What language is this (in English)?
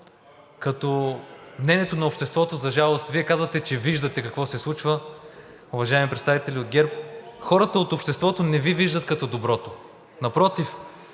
Bulgarian